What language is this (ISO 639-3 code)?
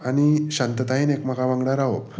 kok